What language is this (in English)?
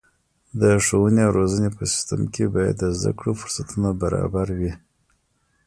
Pashto